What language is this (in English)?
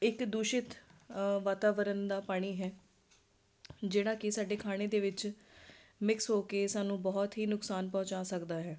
Punjabi